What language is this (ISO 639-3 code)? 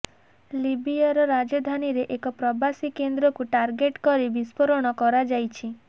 ori